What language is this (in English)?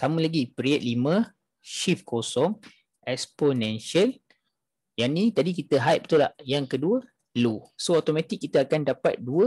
Malay